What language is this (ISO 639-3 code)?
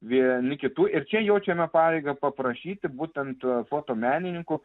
lit